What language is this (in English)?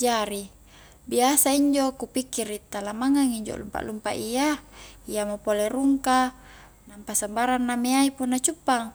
Highland Konjo